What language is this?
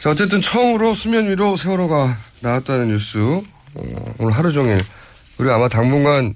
Korean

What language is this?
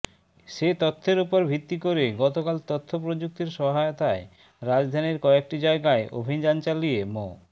Bangla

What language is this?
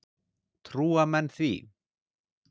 Icelandic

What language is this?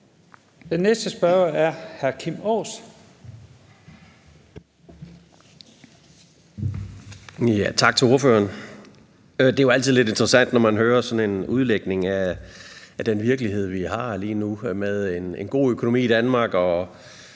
Danish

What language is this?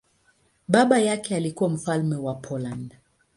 Swahili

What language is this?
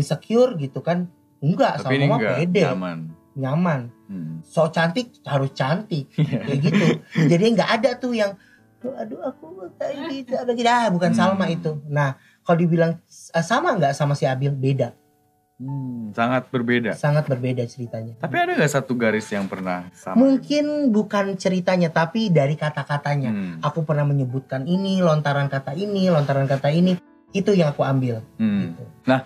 Indonesian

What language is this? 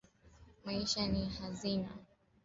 Swahili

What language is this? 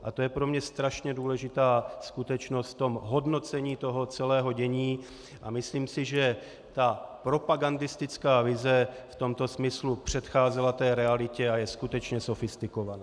Czech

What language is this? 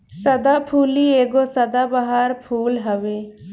Bhojpuri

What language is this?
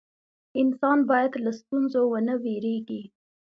Pashto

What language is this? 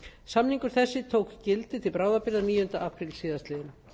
Icelandic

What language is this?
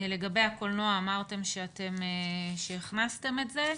Hebrew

